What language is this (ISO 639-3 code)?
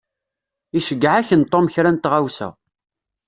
kab